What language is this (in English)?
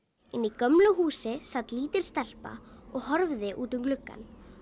Icelandic